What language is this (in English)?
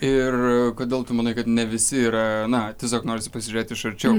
Lithuanian